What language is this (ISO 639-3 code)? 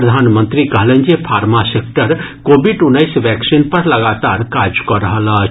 mai